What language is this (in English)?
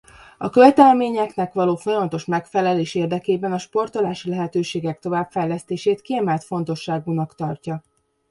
Hungarian